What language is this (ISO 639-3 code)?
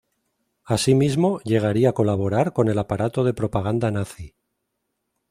spa